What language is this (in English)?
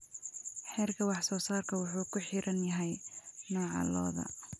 Somali